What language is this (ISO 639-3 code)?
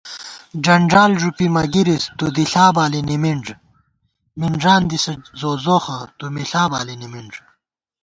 gwt